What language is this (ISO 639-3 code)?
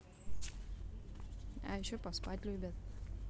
rus